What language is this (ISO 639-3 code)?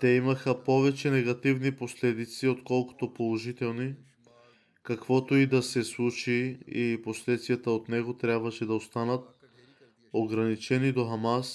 bul